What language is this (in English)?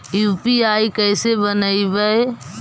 Magahi